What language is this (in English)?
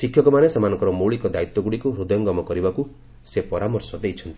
Odia